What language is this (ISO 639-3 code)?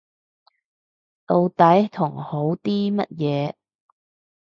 yue